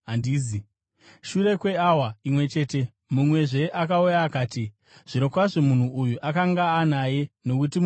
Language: Shona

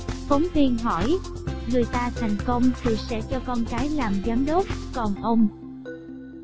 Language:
Vietnamese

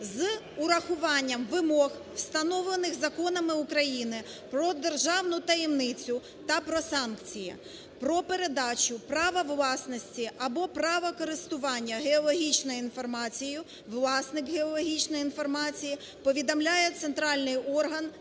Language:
Ukrainian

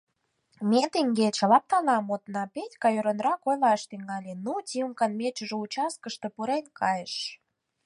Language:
Mari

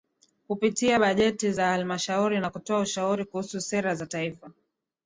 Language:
Swahili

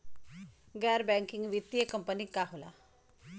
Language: Bhojpuri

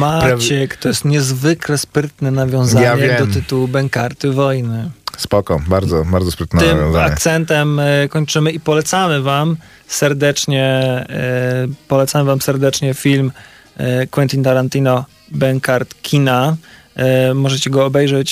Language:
Polish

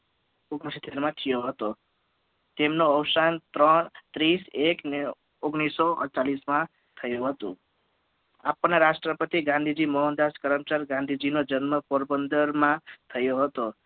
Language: Gujarati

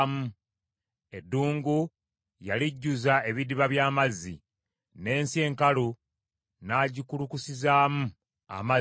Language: Ganda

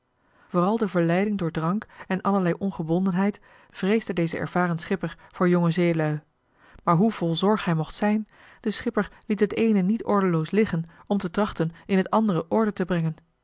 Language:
Dutch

